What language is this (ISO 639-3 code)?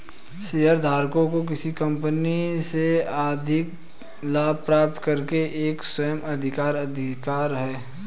hin